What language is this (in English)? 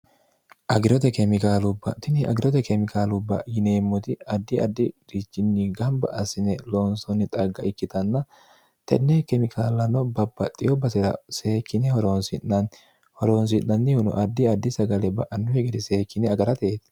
Sidamo